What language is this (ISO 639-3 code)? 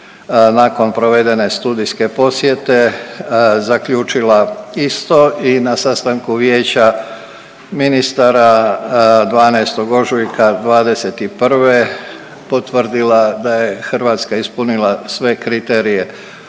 hrv